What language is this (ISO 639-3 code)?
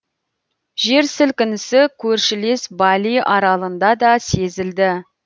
kaz